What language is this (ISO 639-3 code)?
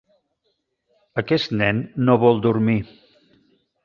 cat